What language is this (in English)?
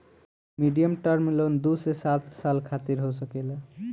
Bhojpuri